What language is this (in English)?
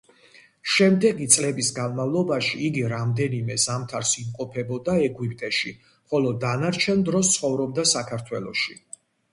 Georgian